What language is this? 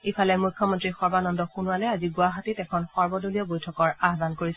Assamese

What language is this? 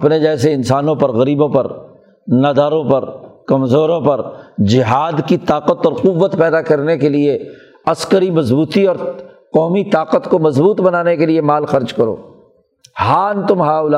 Urdu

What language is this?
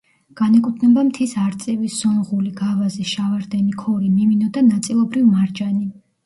Georgian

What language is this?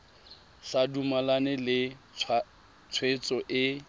Tswana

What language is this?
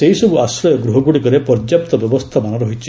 Odia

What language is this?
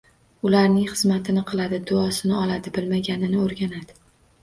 Uzbek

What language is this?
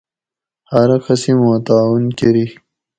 Gawri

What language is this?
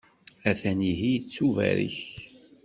Kabyle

